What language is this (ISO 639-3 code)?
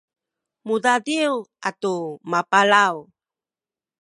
szy